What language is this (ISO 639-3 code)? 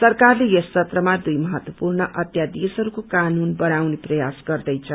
nep